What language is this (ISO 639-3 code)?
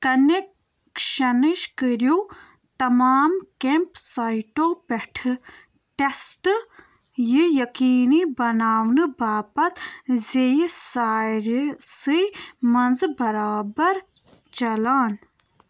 kas